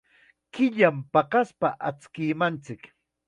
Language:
Chiquián Ancash Quechua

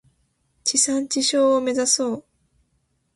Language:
Japanese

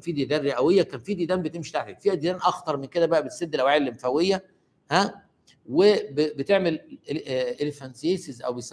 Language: Arabic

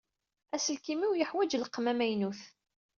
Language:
Kabyle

